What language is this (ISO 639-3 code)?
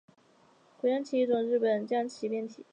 zho